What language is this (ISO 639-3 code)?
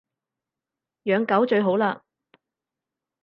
yue